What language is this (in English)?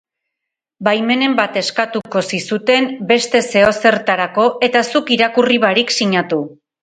Basque